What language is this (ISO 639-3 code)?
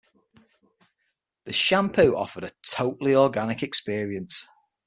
eng